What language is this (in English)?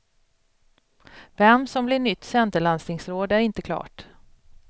Swedish